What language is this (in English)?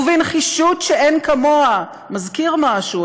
Hebrew